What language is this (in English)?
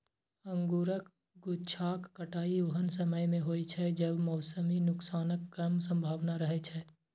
Maithili